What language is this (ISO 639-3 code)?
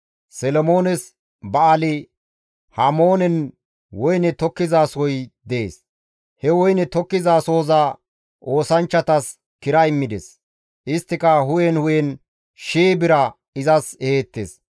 gmv